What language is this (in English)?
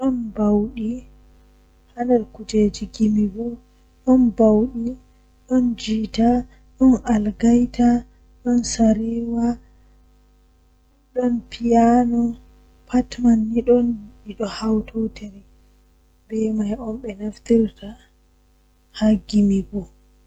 Western Niger Fulfulde